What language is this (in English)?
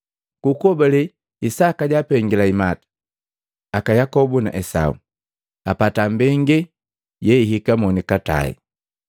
Matengo